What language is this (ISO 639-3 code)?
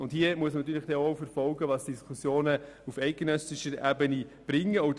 gsw